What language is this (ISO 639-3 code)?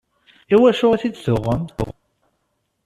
kab